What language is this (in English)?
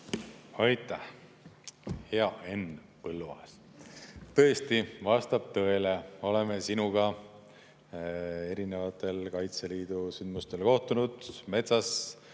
Estonian